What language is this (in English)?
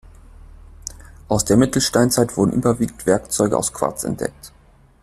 German